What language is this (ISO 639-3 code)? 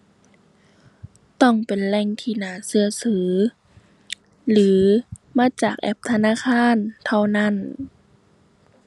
tha